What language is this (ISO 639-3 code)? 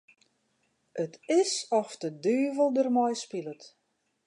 fry